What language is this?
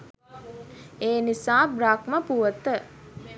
Sinhala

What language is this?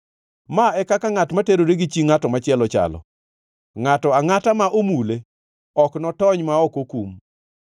Luo (Kenya and Tanzania)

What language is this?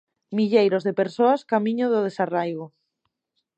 Galician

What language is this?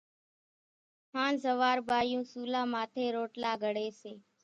Kachi Koli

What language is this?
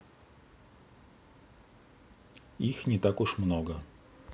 Russian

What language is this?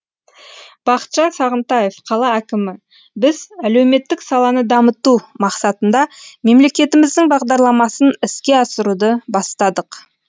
Kazakh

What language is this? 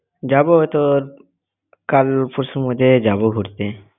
Bangla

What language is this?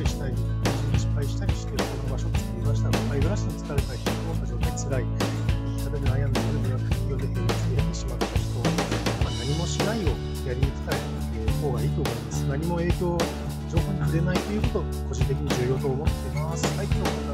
Japanese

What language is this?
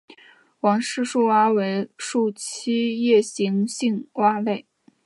Chinese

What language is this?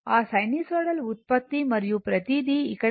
Telugu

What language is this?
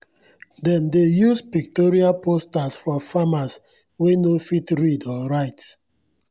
Nigerian Pidgin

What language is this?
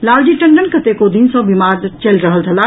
Maithili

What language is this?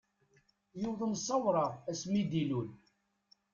Kabyle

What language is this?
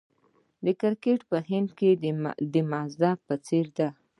Pashto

